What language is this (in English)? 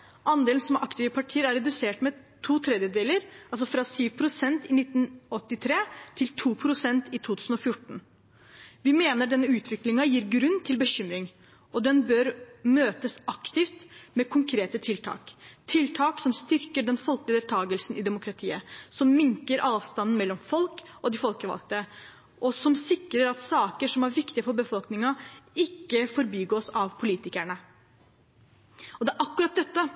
Norwegian Bokmål